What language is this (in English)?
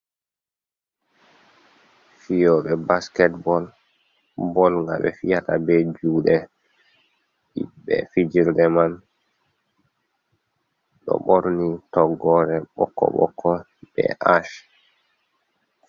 Fula